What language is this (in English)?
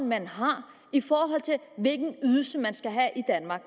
Danish